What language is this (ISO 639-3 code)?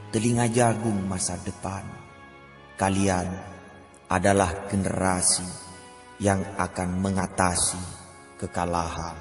ind